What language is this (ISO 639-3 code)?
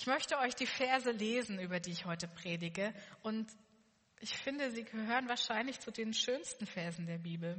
deu